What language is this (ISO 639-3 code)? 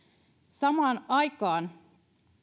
fin